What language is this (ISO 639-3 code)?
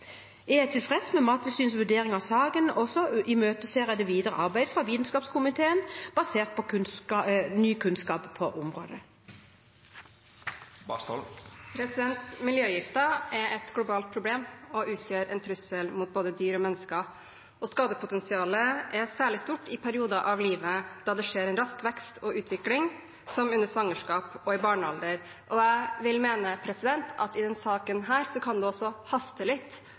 nob